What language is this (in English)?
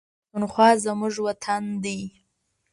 Pashto